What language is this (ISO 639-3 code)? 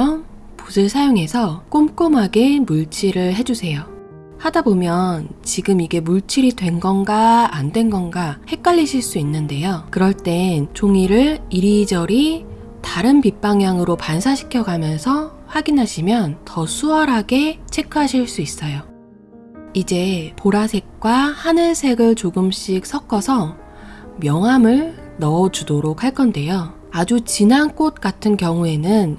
kor